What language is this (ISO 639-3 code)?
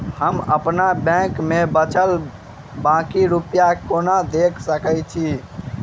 mai